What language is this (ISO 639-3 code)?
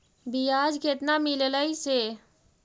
mag